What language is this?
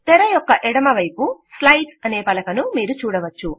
Telugu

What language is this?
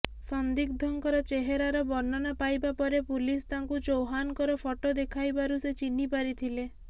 Odia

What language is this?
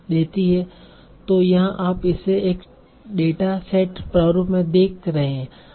Hindi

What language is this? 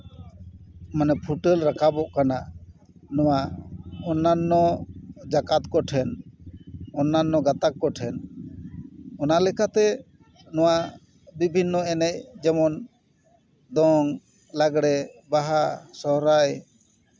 Santali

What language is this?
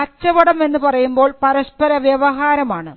Malayalam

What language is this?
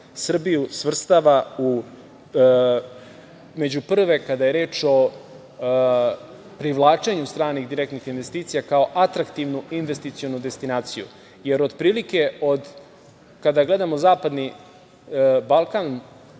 Serbian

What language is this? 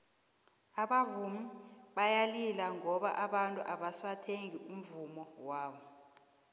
South Ndebele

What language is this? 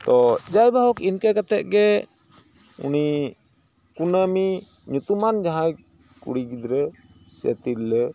Santali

